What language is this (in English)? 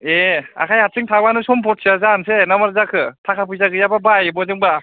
Bodo